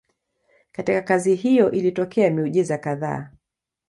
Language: Swahili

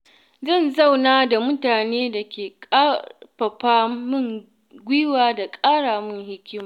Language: Hausa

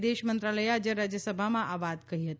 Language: Gujarati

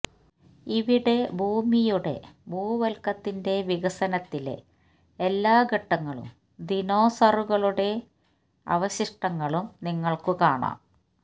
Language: Malayalam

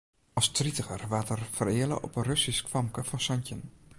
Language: Western Frisian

